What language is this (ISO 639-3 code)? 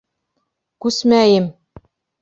bak